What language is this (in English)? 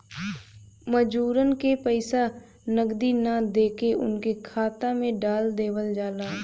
Bhojpuri